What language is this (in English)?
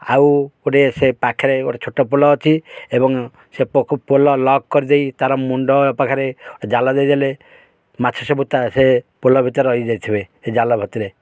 Odia